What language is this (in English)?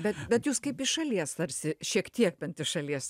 Lithuanian